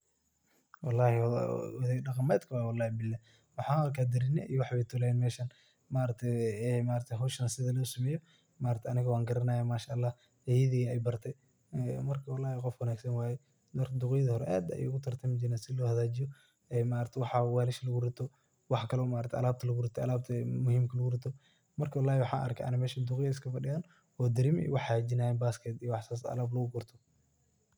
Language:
Somali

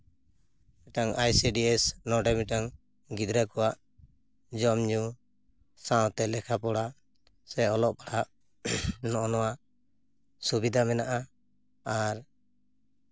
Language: Santali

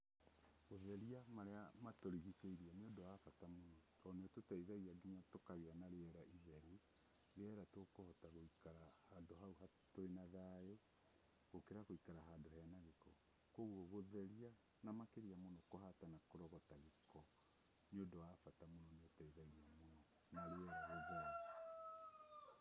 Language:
Kikuyu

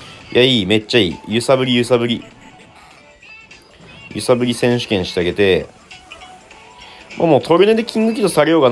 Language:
Japanese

